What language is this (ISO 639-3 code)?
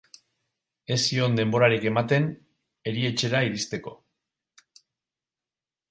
eus